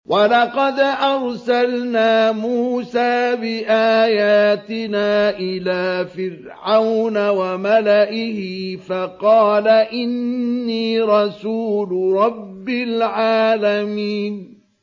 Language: Arabic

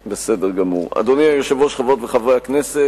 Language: Hebrew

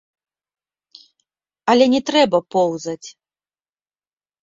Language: Belarusian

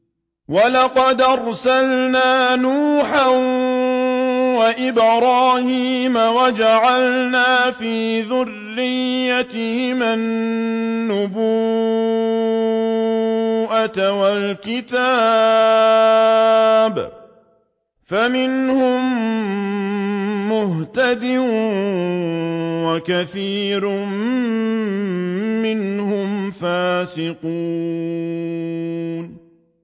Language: Arabic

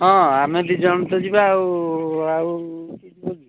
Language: Odia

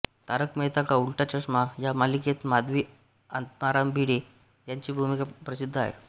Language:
Marathi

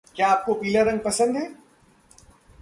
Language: Hindi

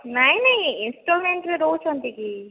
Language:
Odia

